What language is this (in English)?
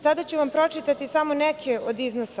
Serbian